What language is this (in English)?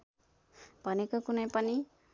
Nepali